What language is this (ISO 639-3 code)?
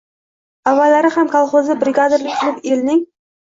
uzb